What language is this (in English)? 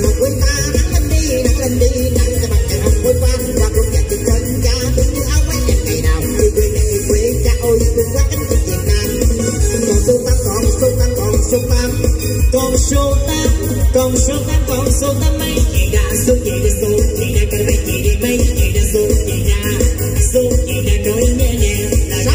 Vietnamese